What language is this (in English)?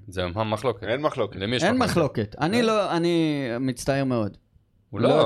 Hebrew